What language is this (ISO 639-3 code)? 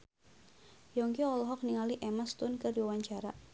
sun